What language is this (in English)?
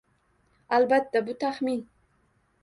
Uzbek